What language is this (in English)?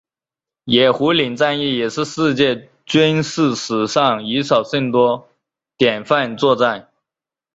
Chinese